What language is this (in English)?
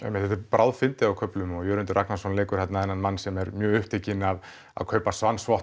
Icelandic